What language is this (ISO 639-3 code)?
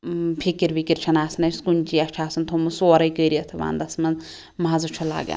kas